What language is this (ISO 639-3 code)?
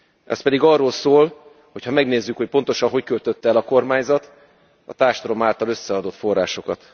hun